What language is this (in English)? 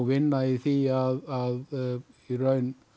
Icelandic